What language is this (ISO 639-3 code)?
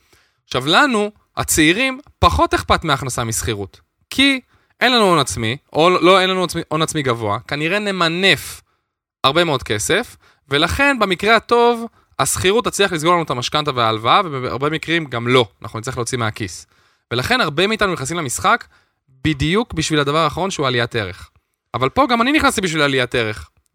heb